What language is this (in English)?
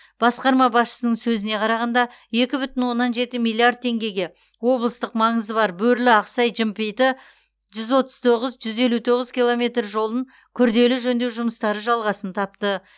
Kazakh